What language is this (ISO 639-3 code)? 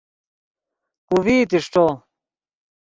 ydg